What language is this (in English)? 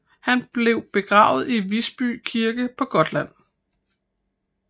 Danish